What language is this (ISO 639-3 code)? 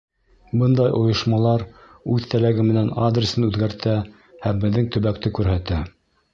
bak